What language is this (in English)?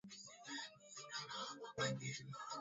Swahili